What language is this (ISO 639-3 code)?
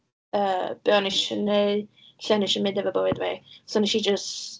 cym